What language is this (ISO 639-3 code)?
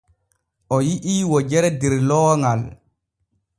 fue